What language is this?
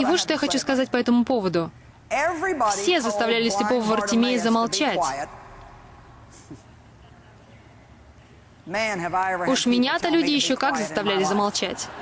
Russian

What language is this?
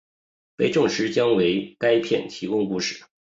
Chinese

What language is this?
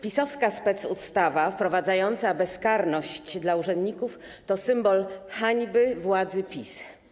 Polish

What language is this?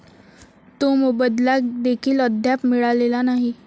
Marathi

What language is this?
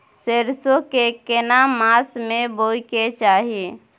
Maithili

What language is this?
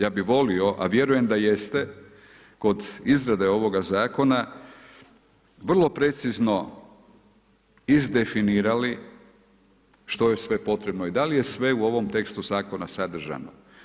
Croatian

